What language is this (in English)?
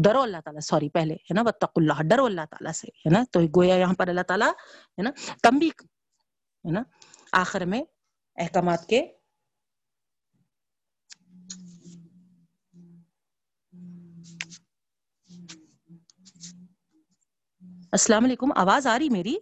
Urdu